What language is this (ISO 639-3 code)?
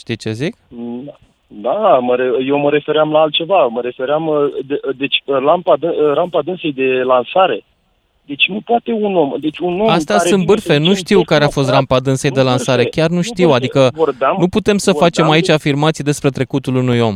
ron